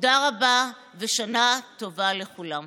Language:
Hebrew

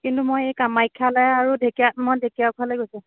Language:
Assamese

